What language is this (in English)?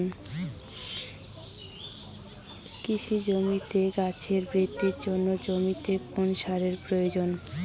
Bangla